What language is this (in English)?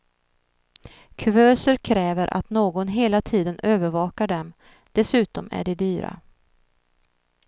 Swedish